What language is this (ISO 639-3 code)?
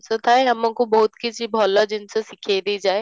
ori